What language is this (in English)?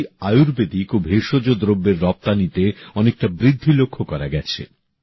Bangla